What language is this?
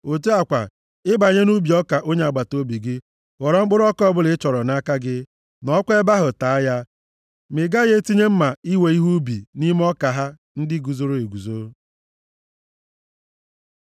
Igbo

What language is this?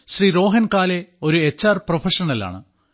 Malayalam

